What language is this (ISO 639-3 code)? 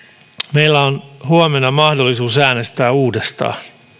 fin